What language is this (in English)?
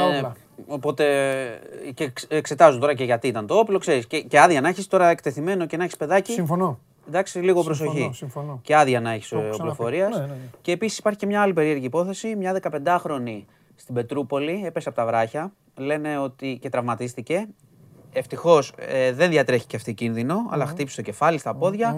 Greek